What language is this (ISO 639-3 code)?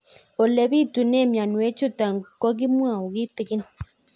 kln